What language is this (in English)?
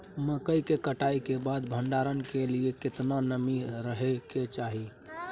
Maithili